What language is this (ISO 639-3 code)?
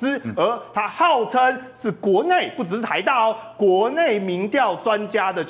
zho